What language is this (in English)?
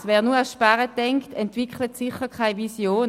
Swiss German